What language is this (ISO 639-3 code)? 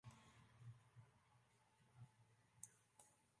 fry